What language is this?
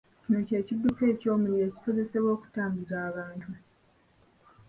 Ganda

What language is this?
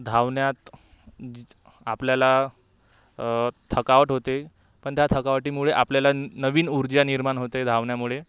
Marathi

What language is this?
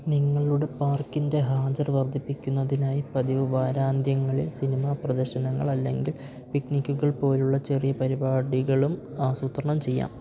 Malayalam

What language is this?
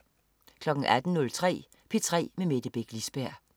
Danish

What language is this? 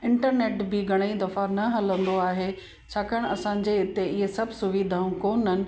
Sindhi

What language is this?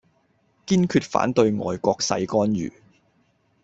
Cantonese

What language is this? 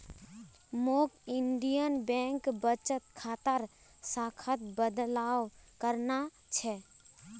Magahi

